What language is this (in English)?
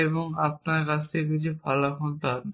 Bangla